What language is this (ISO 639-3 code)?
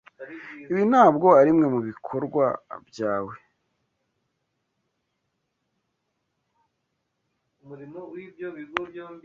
kin